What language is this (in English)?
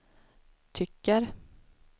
Swedish